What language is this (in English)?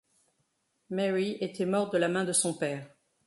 French